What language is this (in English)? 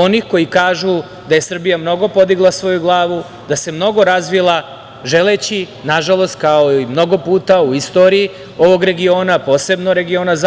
Serbian